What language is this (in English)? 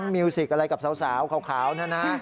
Thai